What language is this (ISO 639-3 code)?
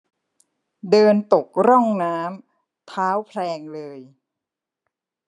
tha